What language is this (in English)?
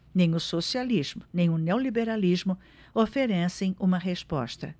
Portuguese